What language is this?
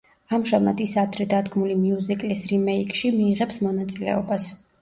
Georgian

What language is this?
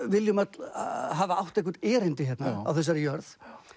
Icelandic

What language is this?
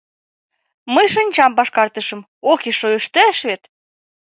Mari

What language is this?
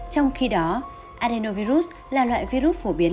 Vietnamese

